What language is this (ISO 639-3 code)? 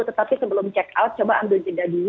ind